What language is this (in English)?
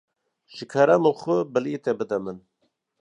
Kurdish